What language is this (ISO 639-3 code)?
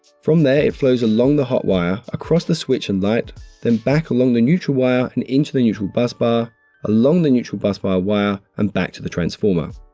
eng